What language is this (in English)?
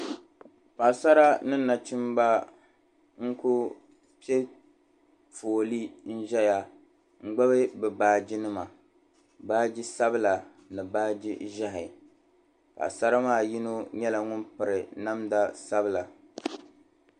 Dagbani